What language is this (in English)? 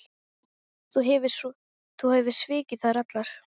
Icelandic